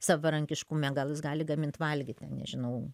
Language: Lithuanian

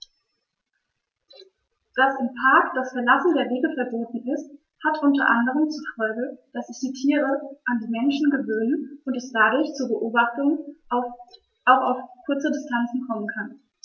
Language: German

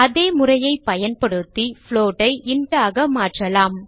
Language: Tamil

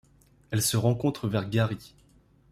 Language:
French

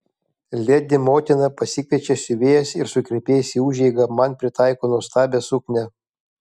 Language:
Lithuanian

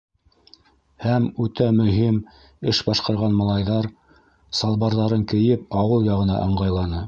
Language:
Bashkir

